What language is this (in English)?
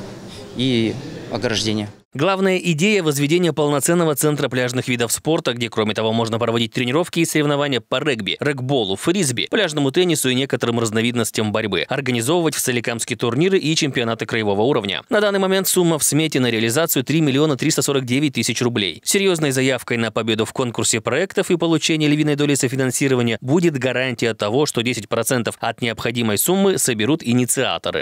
Russian